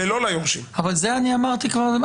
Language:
Hebrew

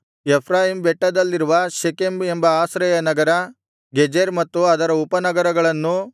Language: Kannada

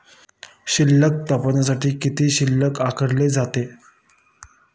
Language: Marathi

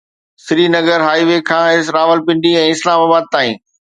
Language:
Sindhi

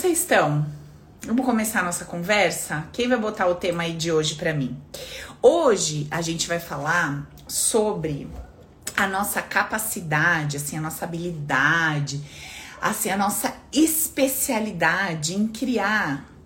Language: Portuguese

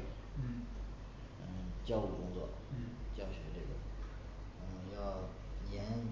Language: Chinese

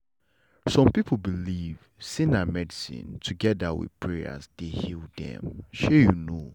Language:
Nigerian Pidgin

